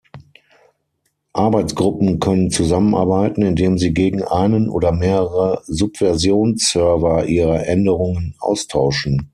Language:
German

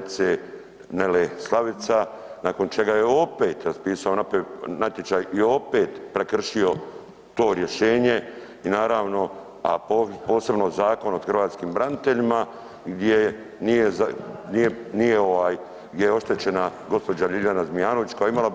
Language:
Croatian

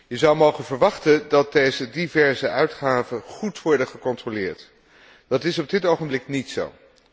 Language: Dutch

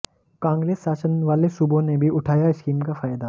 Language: Hindi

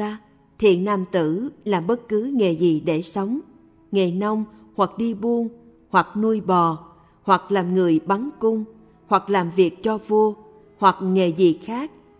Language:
Vietnamese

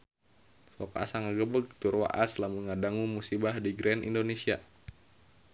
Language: Sundanese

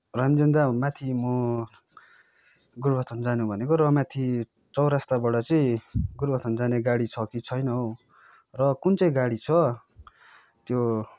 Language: Nepali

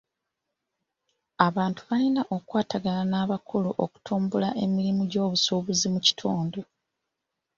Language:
Ganda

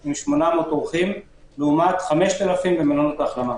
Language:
Hebrew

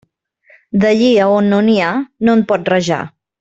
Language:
Catalan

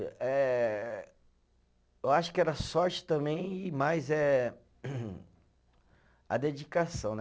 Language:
Portuguese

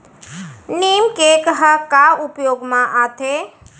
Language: Chhattisgarhi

